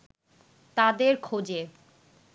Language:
Bangla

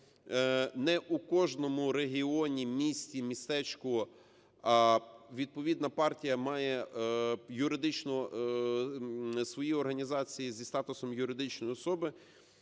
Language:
Ukrainian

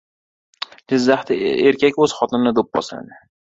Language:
Uzbek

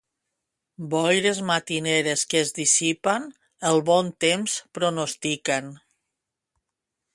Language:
Catalan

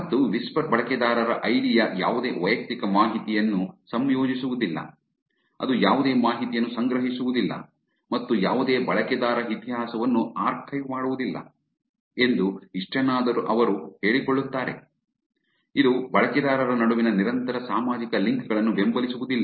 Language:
Kannada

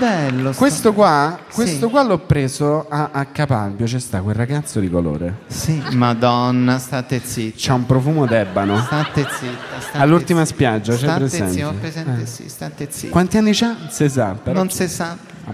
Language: Italian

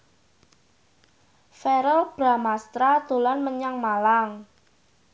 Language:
Javanese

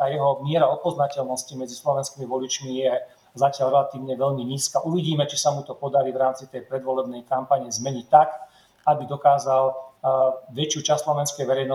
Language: Slovak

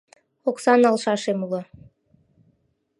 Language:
Mari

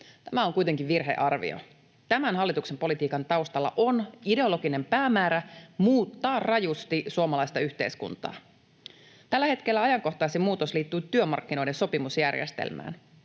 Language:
Finnish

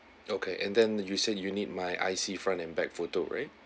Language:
English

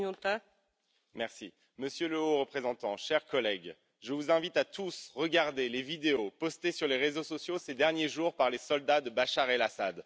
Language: French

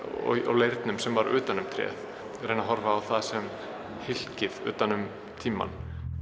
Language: Icelandic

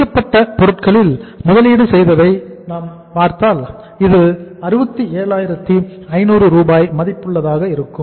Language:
Tamil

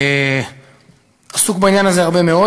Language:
Hebrew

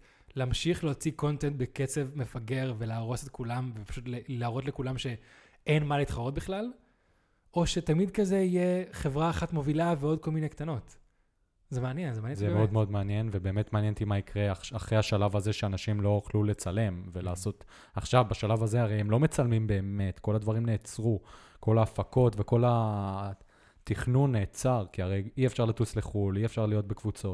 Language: Hebrew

